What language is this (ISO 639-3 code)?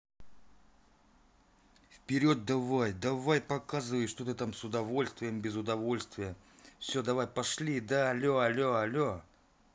rus